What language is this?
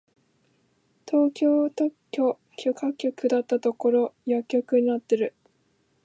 Japanese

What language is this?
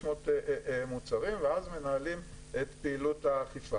Hebrew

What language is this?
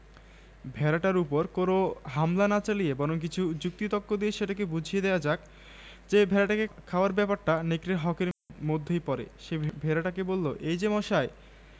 Bangla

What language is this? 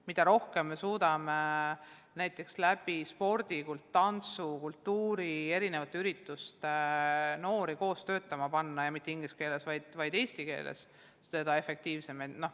Estonian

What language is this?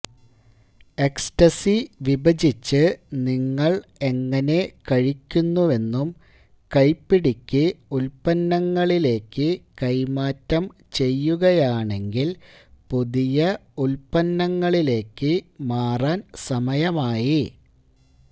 Malayalam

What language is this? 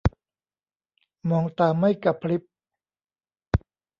Thai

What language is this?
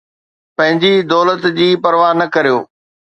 Sindhi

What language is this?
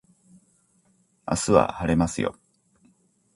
Japanese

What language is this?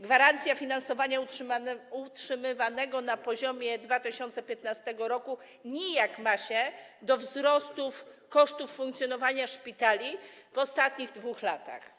Polish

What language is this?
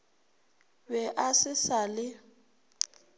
Northern Sotho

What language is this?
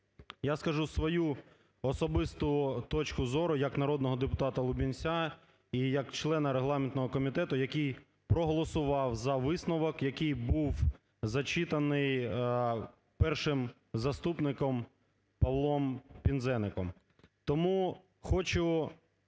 Ukrainian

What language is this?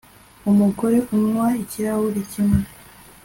Kinyarwanda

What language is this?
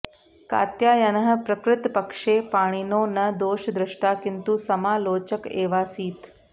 Sanskrit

